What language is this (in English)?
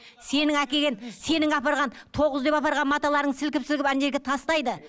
Kazakh